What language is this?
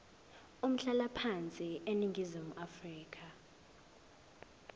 Zulu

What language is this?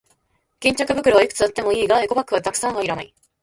Japanese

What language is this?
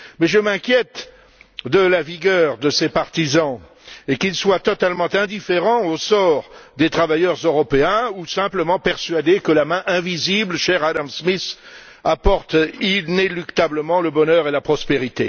French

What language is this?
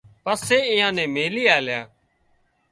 Wadiyara Koli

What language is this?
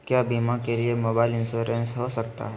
Magahi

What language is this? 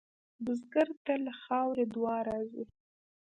Pashto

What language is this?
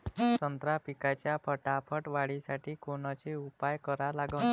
Marathi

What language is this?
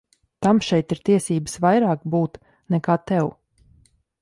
Latvian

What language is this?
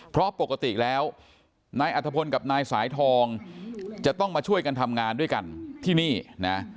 Thai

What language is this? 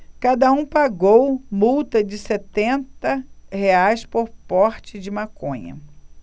Portuguese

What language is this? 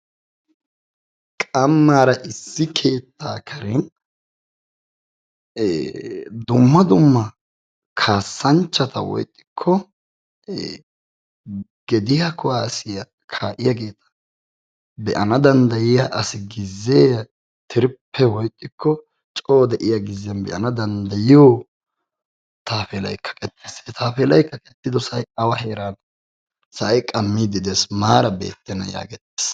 Wolaytta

